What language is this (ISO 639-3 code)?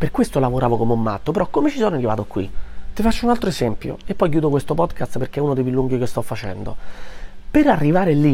ita